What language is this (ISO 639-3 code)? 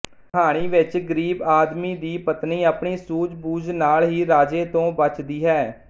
pan